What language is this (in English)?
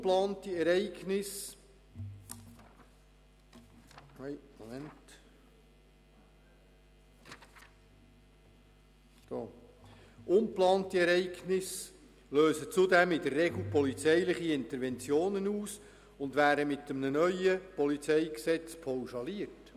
Swiss German